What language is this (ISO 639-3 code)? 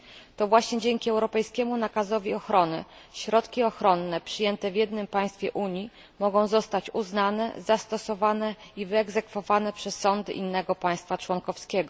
pol